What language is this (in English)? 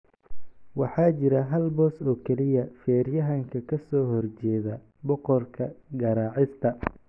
Somali